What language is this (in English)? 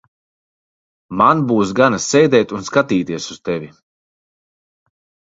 Latvian